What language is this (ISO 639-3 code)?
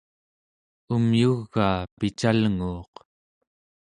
esu